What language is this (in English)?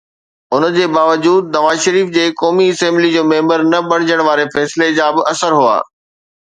Sindhi